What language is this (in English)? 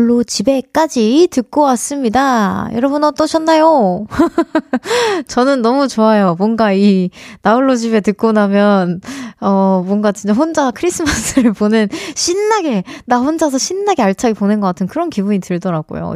Korean